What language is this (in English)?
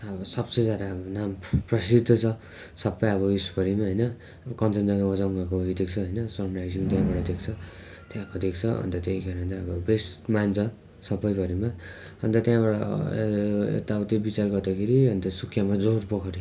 Nepali